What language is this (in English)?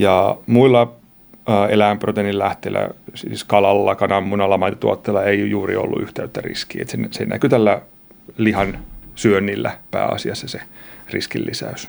Finnish